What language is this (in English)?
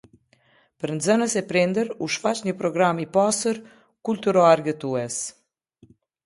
Albanian